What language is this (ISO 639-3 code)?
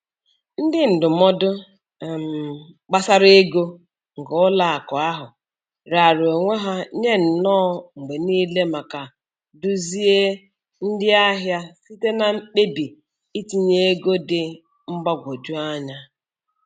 ibo